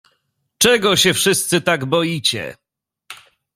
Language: Polish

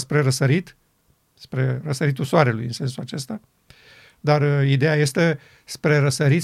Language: Romanian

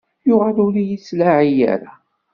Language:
Kabyle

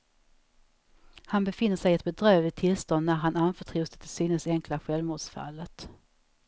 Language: Swedish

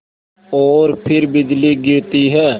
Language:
Hindi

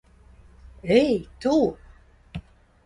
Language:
Latvian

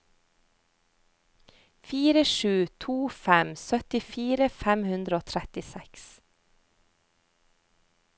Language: Norwegian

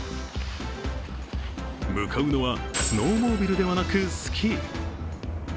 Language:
Japanese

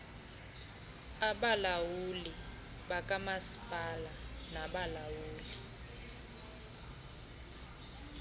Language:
Xhosa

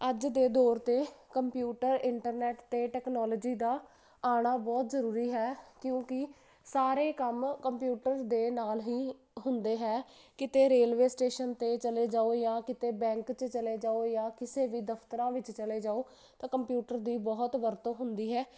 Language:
Punjabi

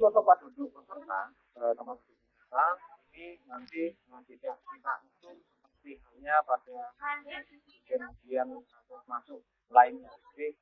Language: Indonesian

